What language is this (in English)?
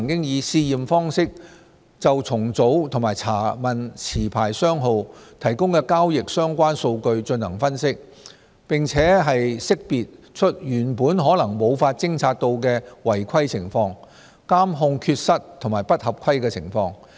Cantonese